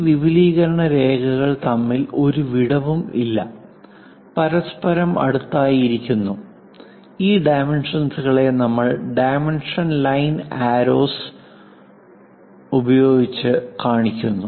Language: Malayalam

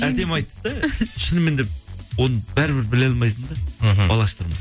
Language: Kazakh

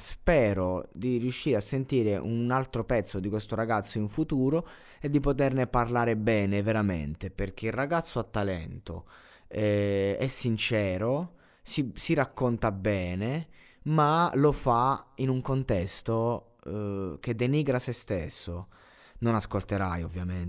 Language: Italian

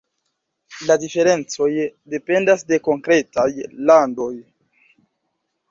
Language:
Esperanto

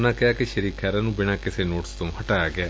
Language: Punjabi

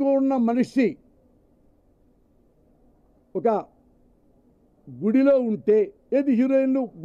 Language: Hindi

